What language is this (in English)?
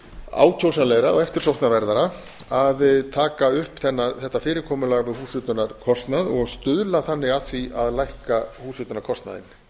Icelandic